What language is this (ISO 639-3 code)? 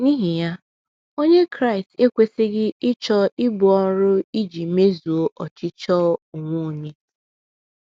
ibo